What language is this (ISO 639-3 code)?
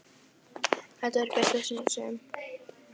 isl